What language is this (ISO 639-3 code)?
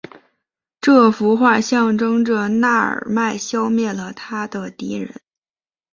zho